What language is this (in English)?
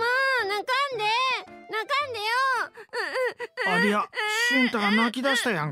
Japanese